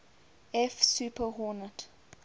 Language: English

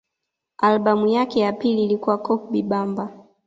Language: Swahili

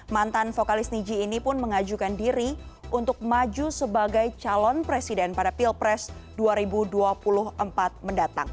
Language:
Indonesian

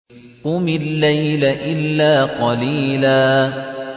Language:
Arabic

